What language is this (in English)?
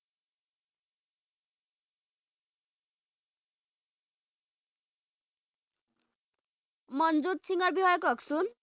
Assamese